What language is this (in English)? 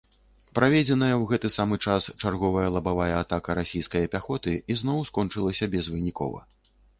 Belarusian